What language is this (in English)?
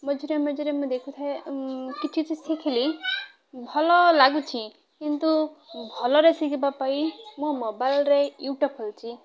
Odia